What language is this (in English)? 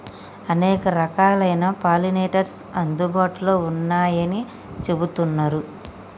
Telugu